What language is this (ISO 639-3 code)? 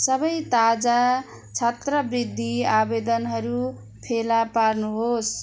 nep